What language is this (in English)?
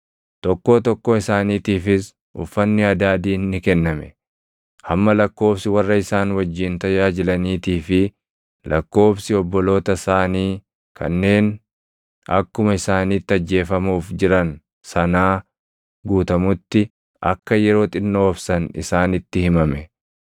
Oromo